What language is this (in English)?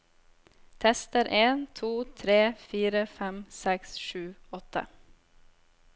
Norwegian